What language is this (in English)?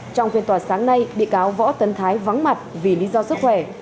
Vietnamese